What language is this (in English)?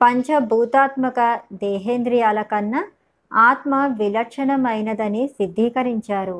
Telugu